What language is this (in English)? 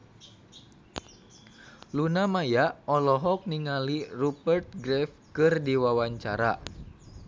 Sundanese